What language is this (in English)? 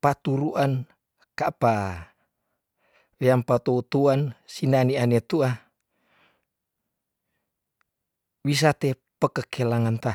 Tondano